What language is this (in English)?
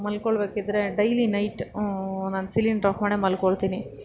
Kannada